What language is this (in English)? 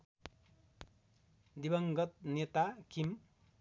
Nepali